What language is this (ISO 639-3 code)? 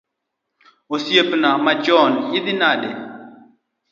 luo